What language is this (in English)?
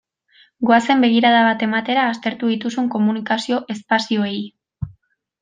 Basque